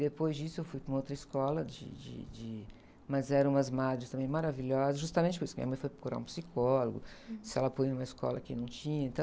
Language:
Portuguese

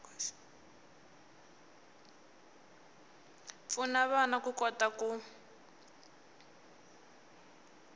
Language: Tsonga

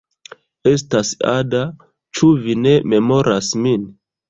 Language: Esperanto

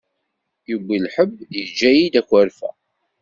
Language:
Kabyle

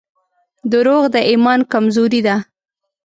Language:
Pashto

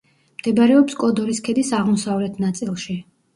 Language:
Georgian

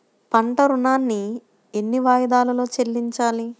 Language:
Telugu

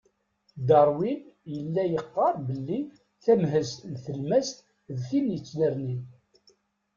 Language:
Kabyle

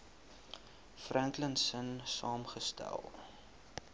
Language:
Afrikaans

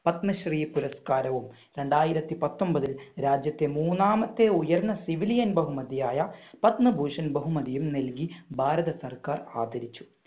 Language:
Malayalam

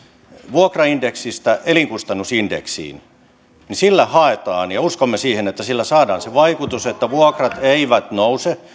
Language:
Finnish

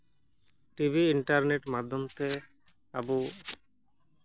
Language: Santali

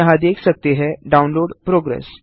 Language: Hindi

